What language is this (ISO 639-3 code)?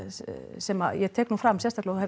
isl